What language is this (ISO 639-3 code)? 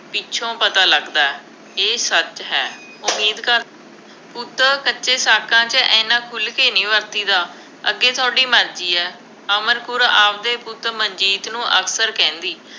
pan